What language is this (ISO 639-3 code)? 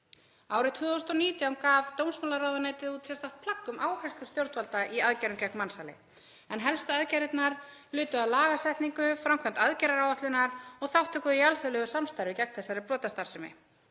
isl